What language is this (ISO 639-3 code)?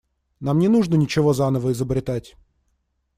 rus